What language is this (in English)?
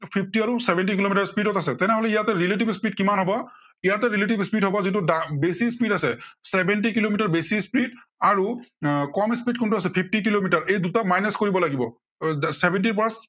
Assamese